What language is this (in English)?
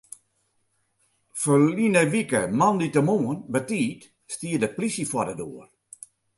Western Frisian